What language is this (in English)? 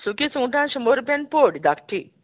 Konkani